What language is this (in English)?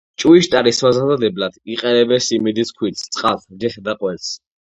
Georgian